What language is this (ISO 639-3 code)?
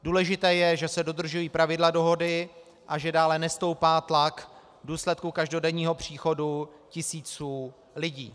ces